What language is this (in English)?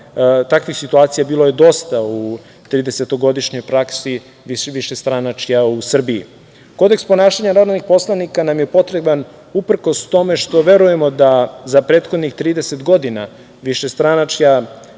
Serbian